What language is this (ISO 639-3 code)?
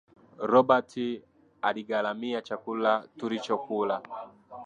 swa